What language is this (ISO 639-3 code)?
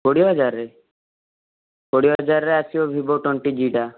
ori